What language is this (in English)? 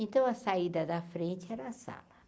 Portuguese